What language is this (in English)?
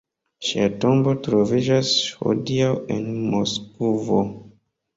Esperanto